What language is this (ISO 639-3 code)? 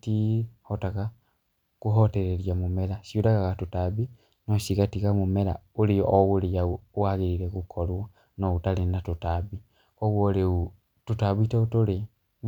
kik